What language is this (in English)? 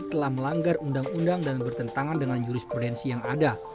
Indonesian